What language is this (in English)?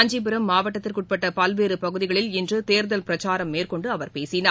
Tamil